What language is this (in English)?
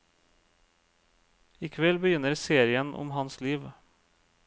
Norwegian